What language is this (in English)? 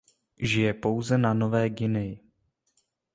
Czech